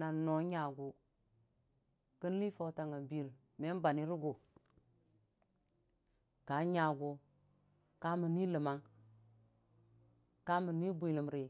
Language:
Dijim-Bwilim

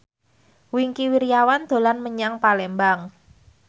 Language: Javanese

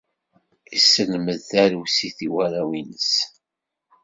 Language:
Kabyle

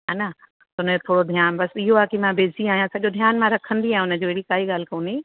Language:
Sindhi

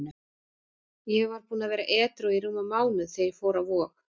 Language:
Icelandic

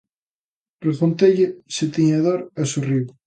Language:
Galician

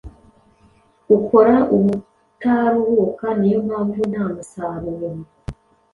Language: Kinyarwanda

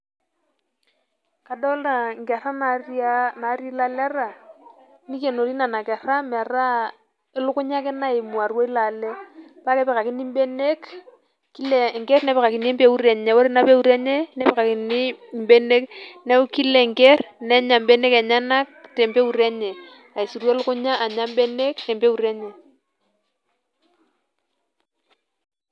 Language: Masai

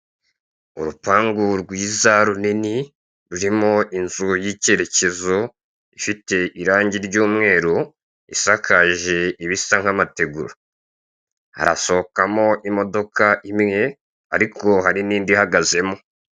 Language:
Kinyarwanda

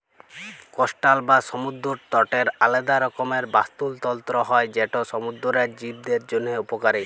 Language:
Bangla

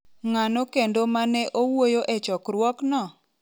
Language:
Luo (Kenya and Tanzania)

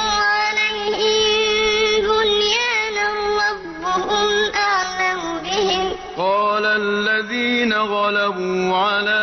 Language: Arabic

